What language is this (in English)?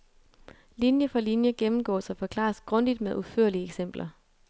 Danish